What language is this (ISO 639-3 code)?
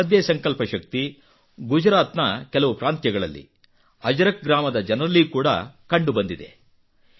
kan